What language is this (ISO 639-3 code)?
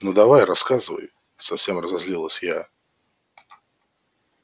rus